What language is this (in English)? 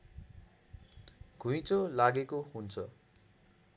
Nepali